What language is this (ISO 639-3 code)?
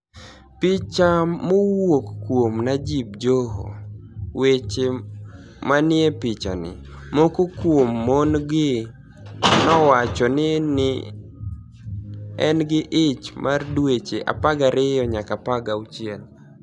luo